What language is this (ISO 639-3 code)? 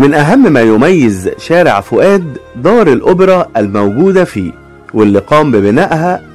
ara